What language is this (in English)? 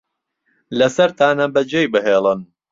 Central Kurdish